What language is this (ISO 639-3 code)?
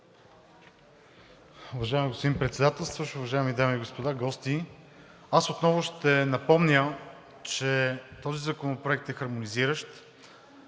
bul